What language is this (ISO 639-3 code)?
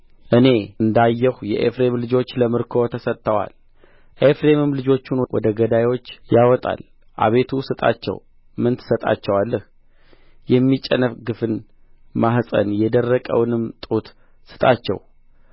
amh